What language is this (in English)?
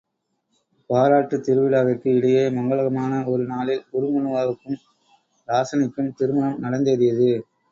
Tamil